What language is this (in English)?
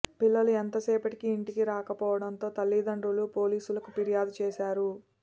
Telugu